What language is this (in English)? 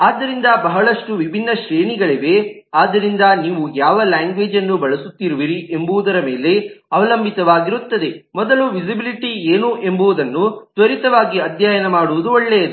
Kannada